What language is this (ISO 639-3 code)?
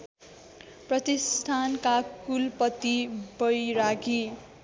nep